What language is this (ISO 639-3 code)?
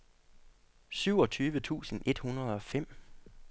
dan